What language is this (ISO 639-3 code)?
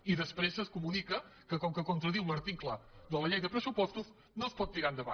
cat